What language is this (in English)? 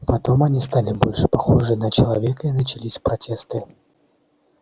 Russian